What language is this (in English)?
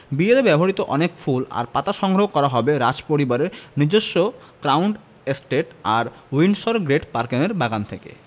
Bangla